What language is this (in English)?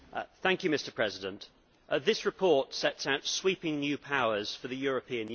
English